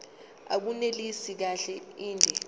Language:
Zulu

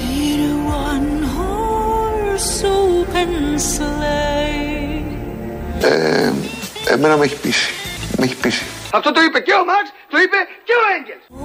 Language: Greek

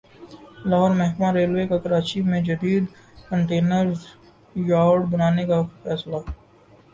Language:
Urdu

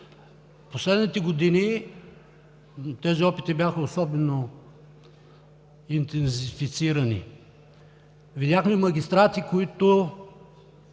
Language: Bulgarian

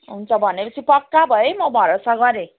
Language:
Nepali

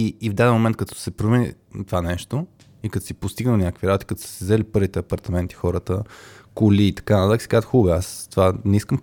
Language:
Bulgarian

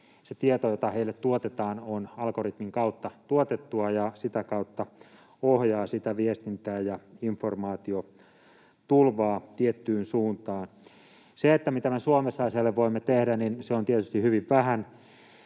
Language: Finnish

